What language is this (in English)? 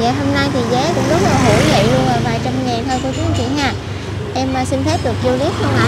Vietnamese